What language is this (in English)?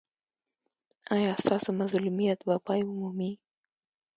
Pashto